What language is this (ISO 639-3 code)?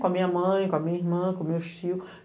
por